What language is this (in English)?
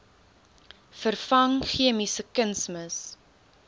Afrikaans